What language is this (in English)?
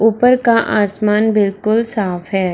Hindi